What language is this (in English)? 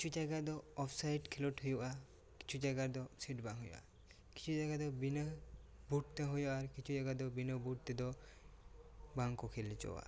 Santali